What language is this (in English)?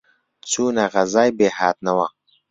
Central Kurdish